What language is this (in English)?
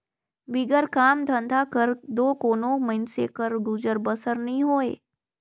Chhattisgarhi